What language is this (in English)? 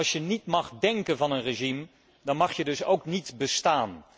Dutch